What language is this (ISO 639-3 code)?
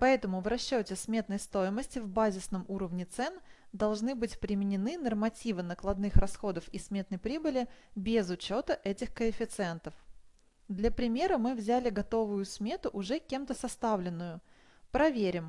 rus